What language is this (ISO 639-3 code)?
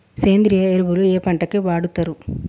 tel